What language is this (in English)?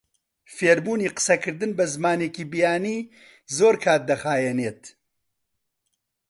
Central Kurdish